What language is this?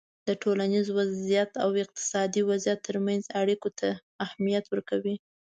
Pashto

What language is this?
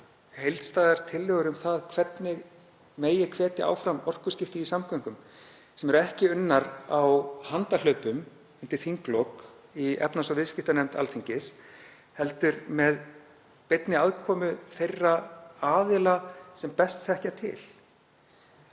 Icelandic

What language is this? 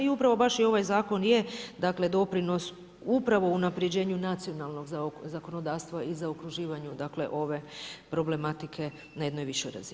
Croatian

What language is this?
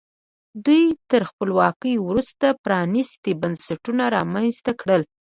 Pashto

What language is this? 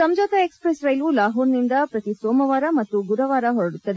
Kannada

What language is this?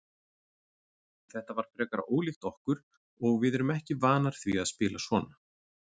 Icelandic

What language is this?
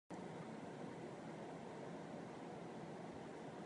Uzbek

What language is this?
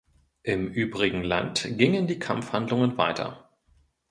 German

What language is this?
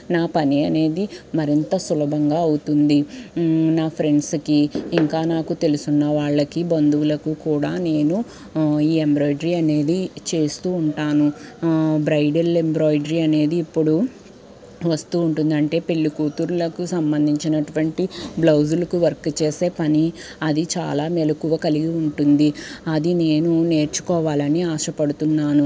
Telugu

